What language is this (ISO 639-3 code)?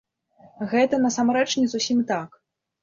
bel